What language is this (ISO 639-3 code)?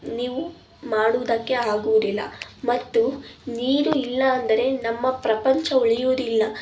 kan